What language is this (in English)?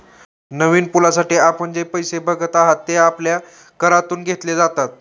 Marathi